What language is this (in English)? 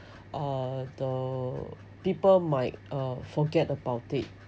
English